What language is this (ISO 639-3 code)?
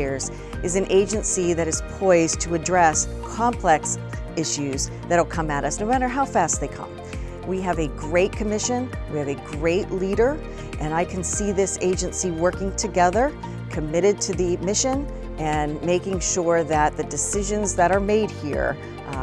eng